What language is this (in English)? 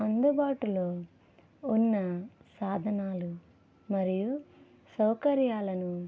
Telugu